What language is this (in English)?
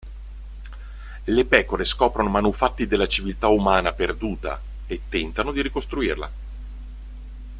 Italian